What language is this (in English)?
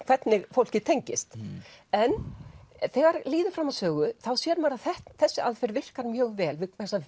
Icelandic